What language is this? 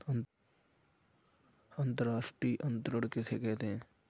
Hindi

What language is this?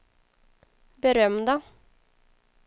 Swedish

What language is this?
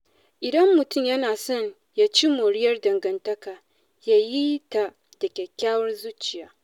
Hausa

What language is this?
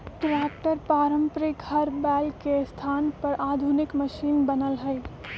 Magahi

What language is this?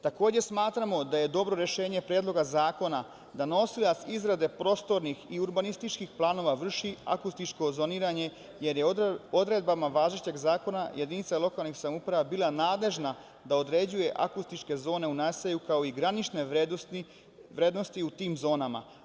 Serbian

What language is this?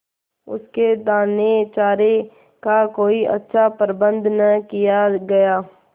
Hindi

